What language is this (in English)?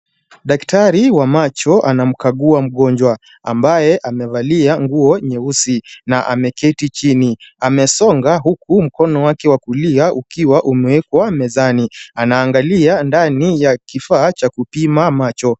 Swahili